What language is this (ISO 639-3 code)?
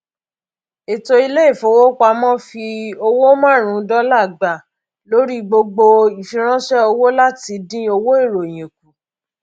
yor